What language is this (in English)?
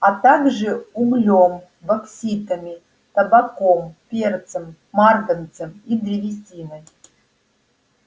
Russian